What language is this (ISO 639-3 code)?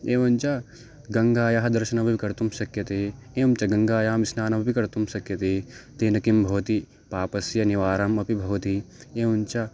san